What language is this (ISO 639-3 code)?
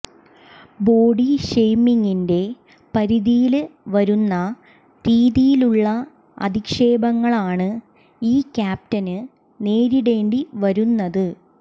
mal